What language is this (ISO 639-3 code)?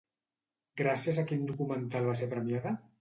cat